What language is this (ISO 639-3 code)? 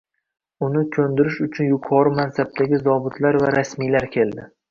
uzb